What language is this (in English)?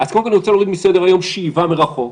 Hebrew